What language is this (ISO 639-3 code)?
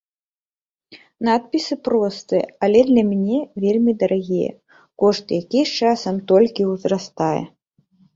bel